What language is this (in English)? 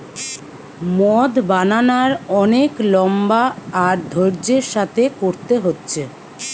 Bangla